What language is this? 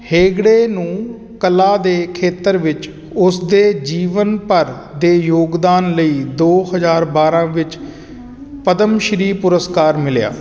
Punjabi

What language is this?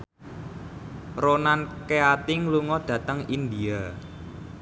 Javanese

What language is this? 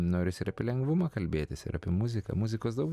Lithuanian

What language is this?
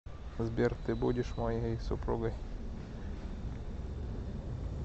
Russian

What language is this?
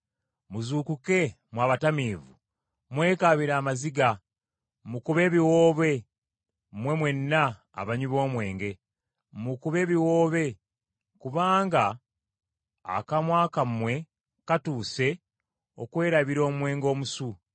Ganda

